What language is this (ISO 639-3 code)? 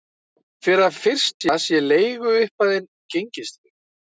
isl